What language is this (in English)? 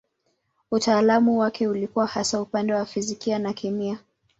Swahili